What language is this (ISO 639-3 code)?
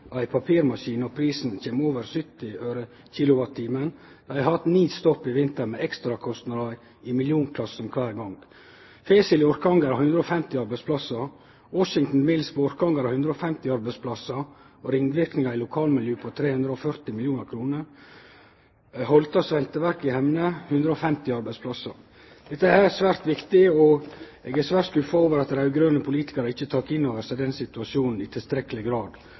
nno